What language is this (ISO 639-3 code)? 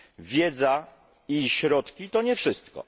pol